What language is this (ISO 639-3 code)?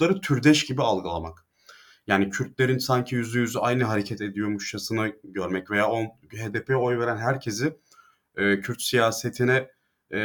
tur